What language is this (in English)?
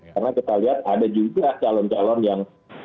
Indonesian